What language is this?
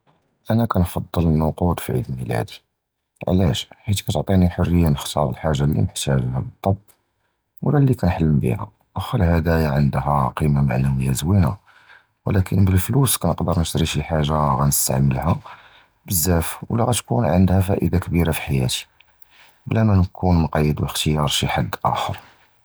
Judeo-Arabic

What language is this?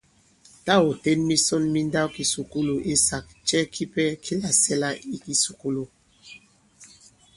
Bankon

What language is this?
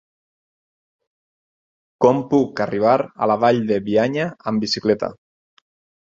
Catalan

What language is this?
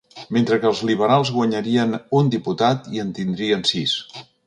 Catalan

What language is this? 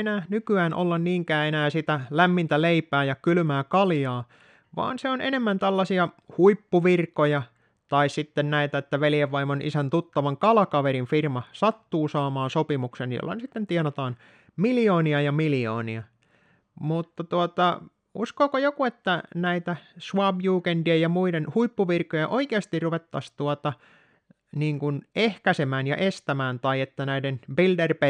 Finnish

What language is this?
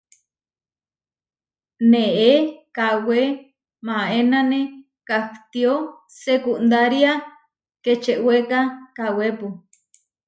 Huarijio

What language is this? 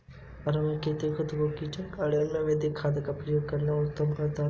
Hindi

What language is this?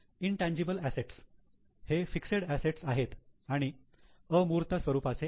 Marathi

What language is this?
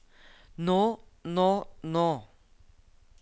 Norwegian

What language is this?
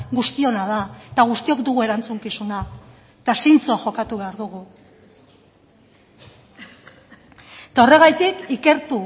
Basque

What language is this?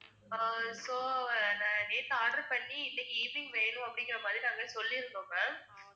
Tamil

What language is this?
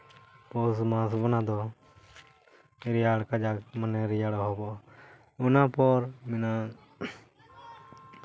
Santali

